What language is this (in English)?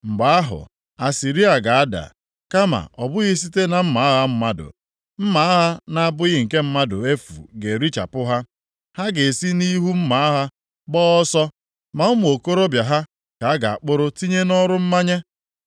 Igbo